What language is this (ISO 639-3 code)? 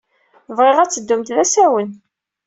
kab